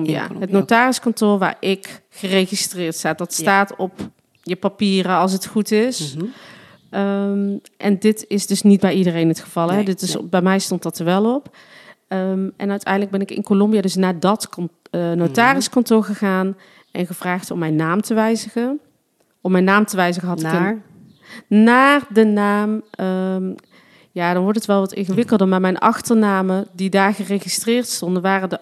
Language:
Dutch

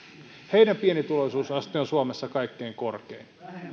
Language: Finnish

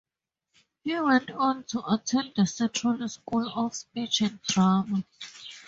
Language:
English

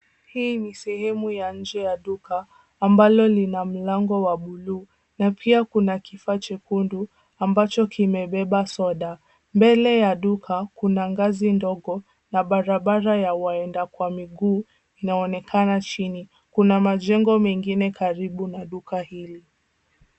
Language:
Swahili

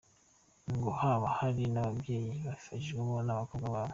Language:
Kinyarwanda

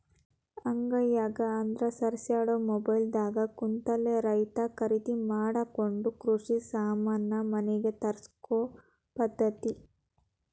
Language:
Kannada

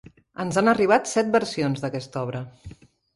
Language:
Catalan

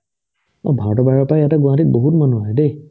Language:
Assamese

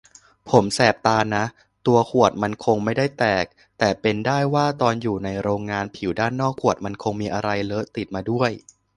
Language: Thai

